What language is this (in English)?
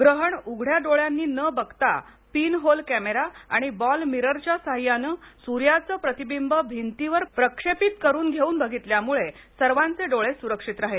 Marathi